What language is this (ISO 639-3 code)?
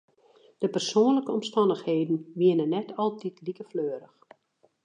fry